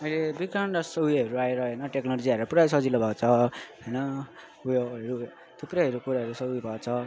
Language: Nepali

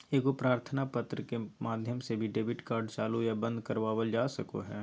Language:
Magahi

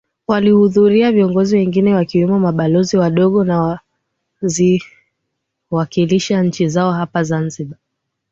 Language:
Swahili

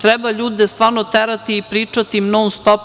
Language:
Serbian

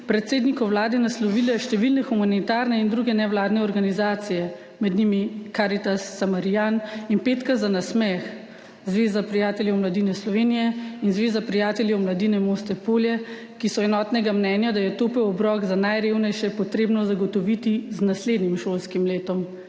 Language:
Slovenian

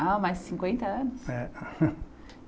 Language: Portuguese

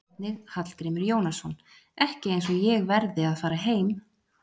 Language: Icelandic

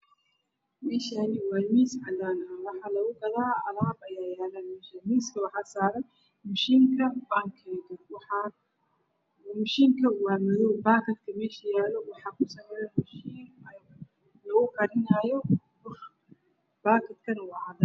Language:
Somali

